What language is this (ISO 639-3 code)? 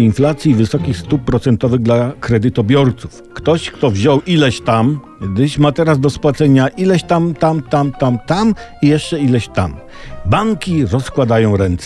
pol